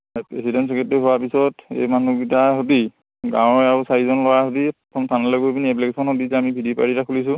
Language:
Assamese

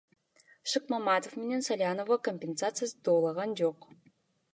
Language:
Kyrgyz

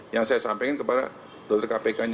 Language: Indonesian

